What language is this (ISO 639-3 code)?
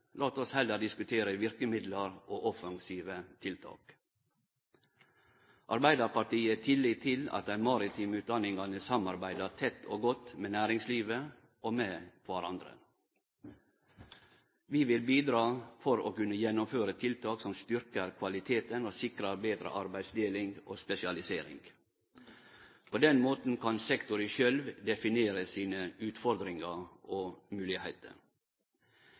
nno